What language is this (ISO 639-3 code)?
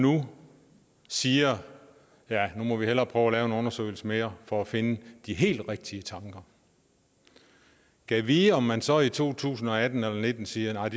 dan